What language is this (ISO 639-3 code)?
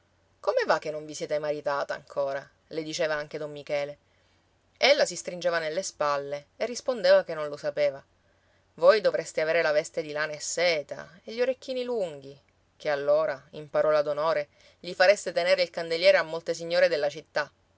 ita